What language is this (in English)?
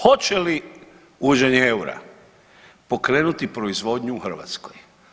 Croatian